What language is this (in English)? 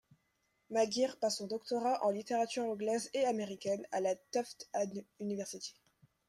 French